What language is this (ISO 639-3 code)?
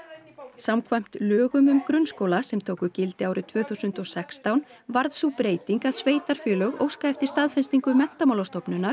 isl